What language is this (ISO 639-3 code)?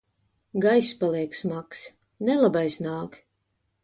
lav